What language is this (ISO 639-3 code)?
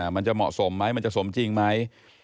tha